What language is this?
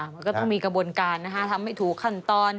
Thai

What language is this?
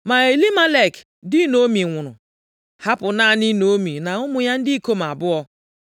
Igbo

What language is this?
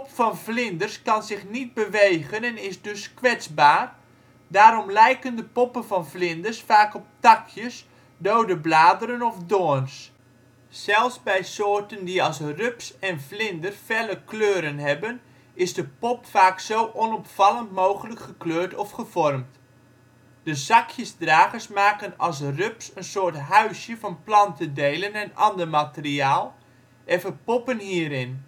Dutch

